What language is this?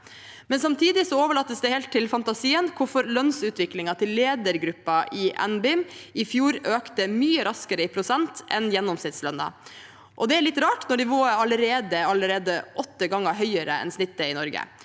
Norwegian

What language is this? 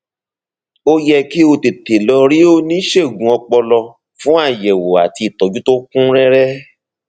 Yoruba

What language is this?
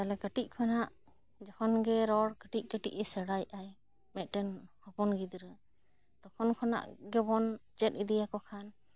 Santali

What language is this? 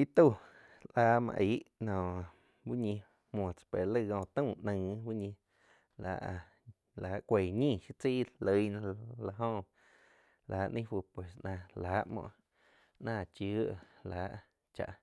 Quiotepec Chinantec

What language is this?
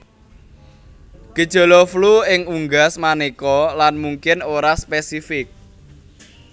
Javanese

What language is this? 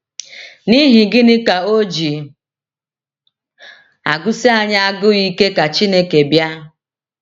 Igbo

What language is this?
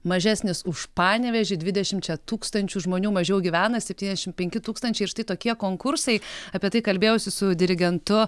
Lithuanian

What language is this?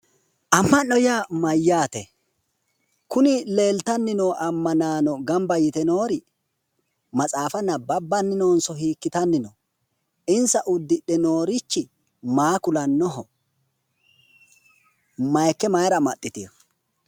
Sidamo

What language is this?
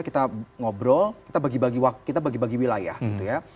Indonesian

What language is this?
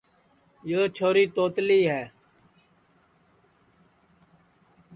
Sansi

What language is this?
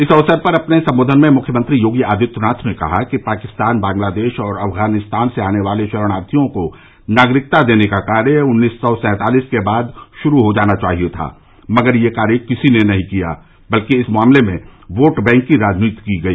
Hindi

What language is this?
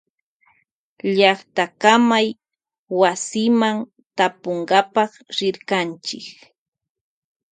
Loja Highland Quichua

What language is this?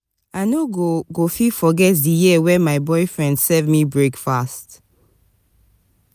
Nigerian Pidgin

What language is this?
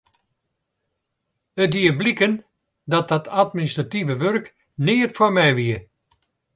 Western Frisian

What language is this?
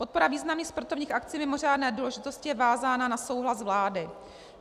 Czech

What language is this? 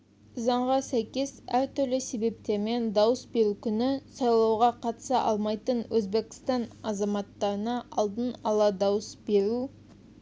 Kazakh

